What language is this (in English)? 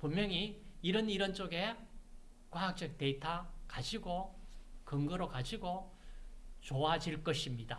Korean